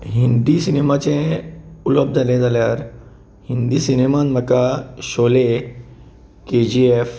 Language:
Konkani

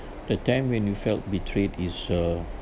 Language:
English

